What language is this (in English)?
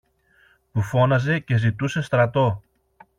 Greek